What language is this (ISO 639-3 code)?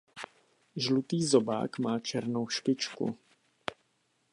ces